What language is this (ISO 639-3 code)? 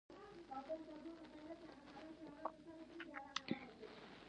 pus